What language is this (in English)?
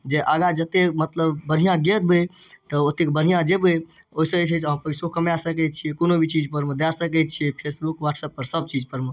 Maithili